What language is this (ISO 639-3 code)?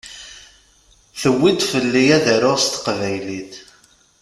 kab